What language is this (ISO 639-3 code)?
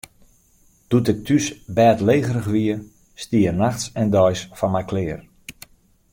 fry